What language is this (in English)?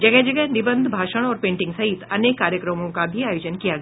Hindi